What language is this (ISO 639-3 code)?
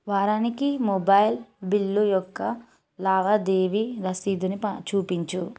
tel